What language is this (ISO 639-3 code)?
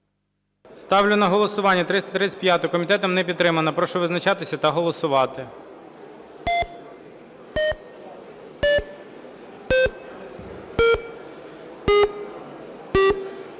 ukr